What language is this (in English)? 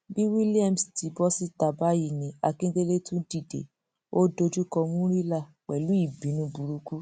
Yoruba